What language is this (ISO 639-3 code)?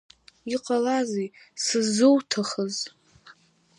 abk